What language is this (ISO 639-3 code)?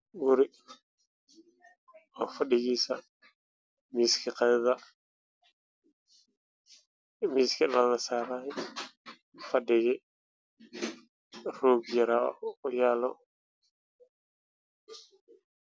som